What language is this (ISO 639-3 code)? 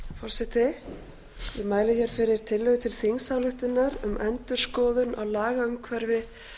isl